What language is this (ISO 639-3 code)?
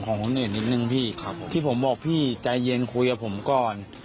tha